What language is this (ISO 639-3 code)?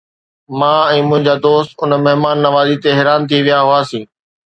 snd